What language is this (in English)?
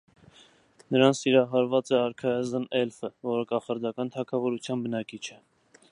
Armenian